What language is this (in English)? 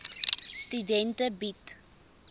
Afrikaans